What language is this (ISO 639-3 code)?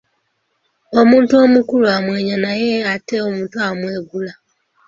lug